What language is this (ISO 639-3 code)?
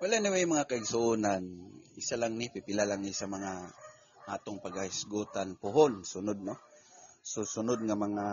fil